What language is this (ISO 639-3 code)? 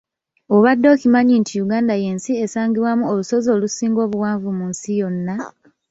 lug